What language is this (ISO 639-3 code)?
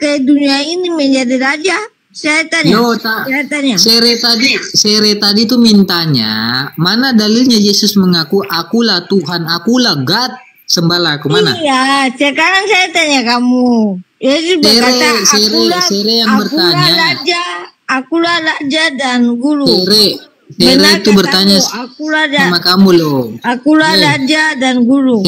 ind